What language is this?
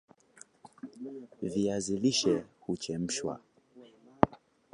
Swahili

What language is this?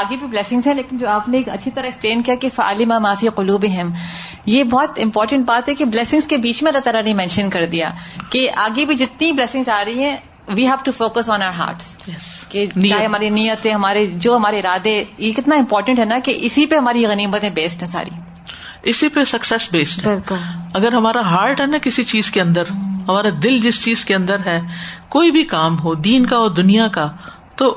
Urdu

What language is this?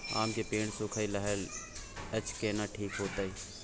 Maithili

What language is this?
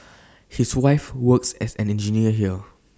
English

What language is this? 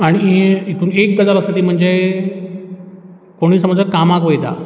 Konkani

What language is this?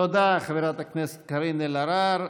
Hebrew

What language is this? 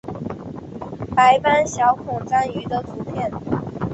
Chinese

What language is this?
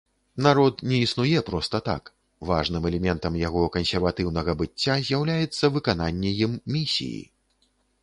Belarusian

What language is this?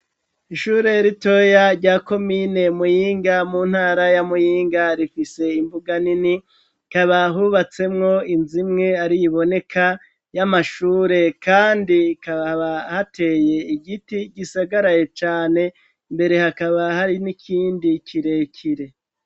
Rundi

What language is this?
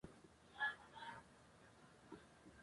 Pashto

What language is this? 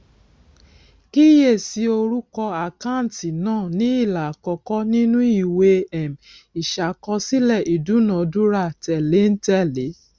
Yoruba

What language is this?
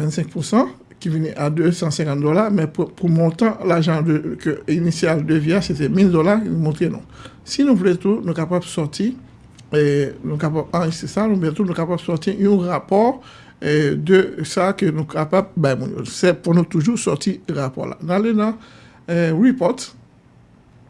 French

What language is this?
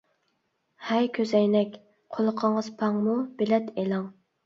Uyghur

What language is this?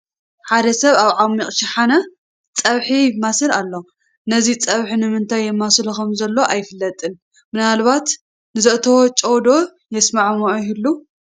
Tigrinya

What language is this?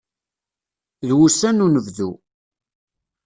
Kabyle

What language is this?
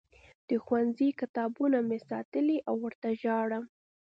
Pashto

